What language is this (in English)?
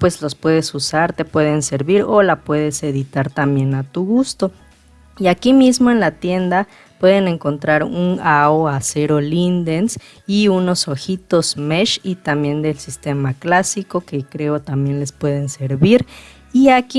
Spanish